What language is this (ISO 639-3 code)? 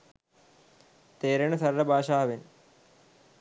sin